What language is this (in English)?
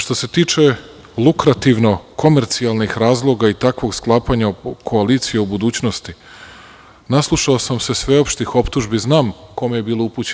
Serbian